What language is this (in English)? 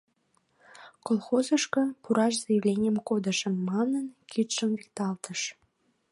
Mari